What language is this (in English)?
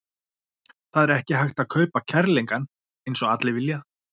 Icelandic